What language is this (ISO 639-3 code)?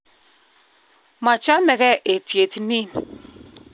kln